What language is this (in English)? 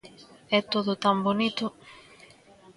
Galician